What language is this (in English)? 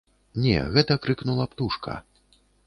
Belarusian